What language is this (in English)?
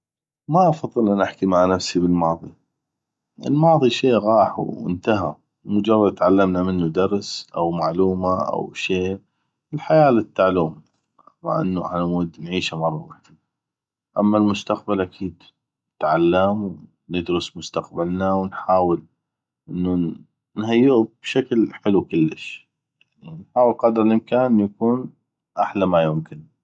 North Mesopotamian Arabic